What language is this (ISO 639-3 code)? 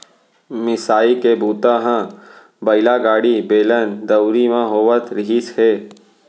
hne